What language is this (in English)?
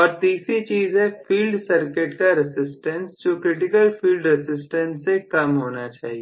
Hindi